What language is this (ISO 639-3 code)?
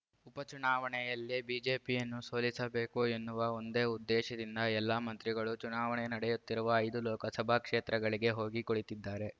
kan